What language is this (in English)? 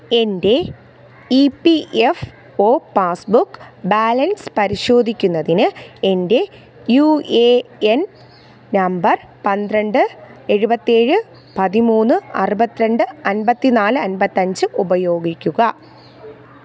Malayalam